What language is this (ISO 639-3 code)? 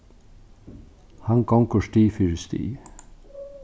fao